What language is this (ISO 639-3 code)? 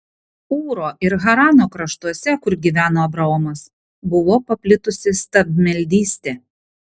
lit